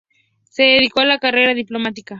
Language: Spanish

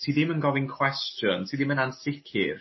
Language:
Welsh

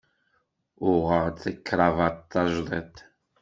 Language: Kabyle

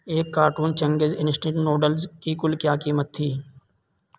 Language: Urdu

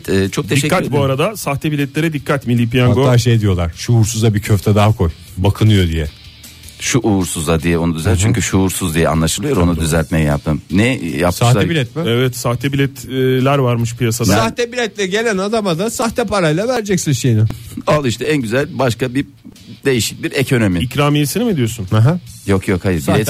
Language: Turkish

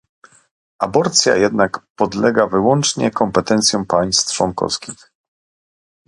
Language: Polish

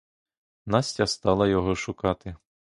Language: Ukrainian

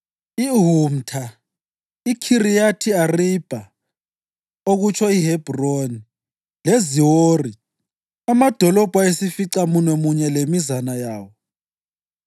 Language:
North Ndebele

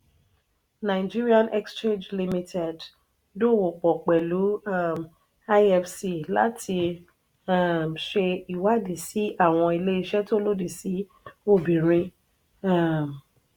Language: Yoruba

